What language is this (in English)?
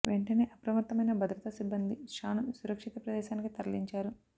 Telugu